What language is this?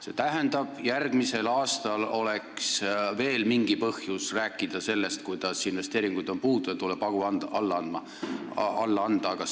Estonian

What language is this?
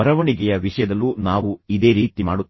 Kannada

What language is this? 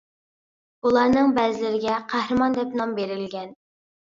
Uyghur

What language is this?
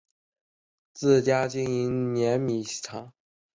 Chinese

